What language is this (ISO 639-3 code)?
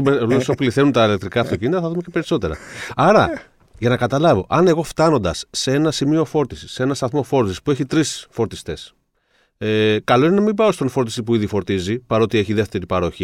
ell